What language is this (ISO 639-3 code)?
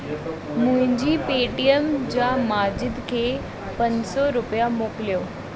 snd